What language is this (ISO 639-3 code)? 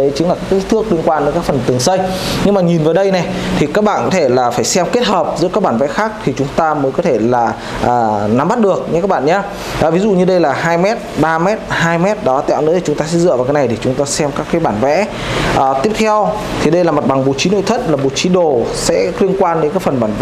vie